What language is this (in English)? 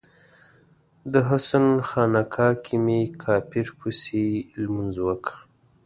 Pashto